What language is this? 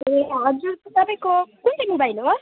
Nepali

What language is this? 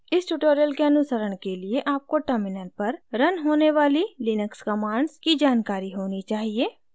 Hindi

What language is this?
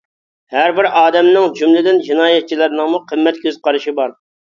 Uyghur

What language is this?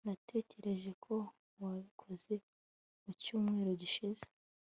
Kinyarwanda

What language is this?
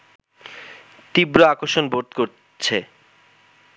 Bangla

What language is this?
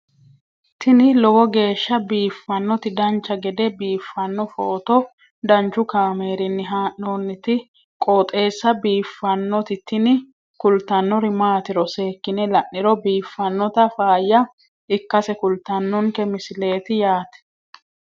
Sidamo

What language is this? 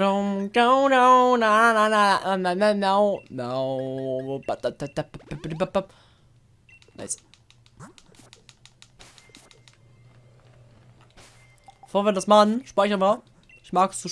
German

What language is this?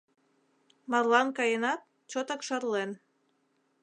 Mari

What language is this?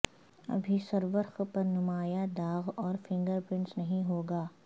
Urdu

